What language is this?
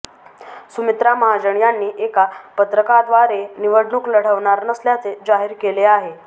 Marathi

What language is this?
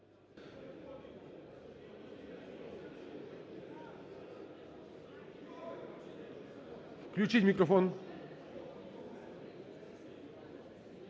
Ukrainian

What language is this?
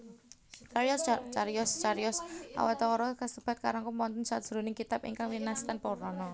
Javanese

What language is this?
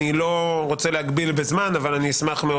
Hebrew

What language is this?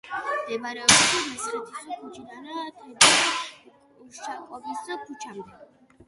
Georgian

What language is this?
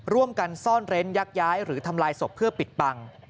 Thai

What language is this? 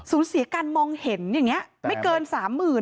Thai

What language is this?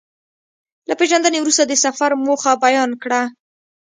Pashto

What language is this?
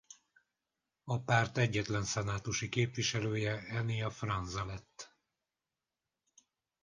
Hungarian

